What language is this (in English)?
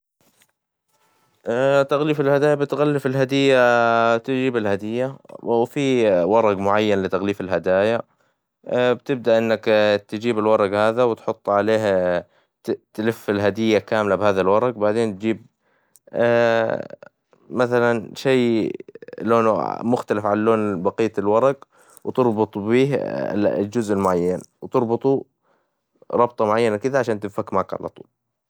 Hijazi Arabic